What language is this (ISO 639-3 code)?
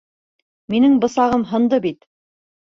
bak